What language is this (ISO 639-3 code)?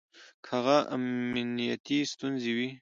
pus